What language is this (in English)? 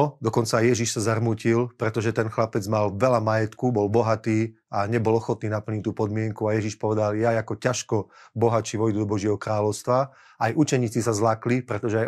Slovak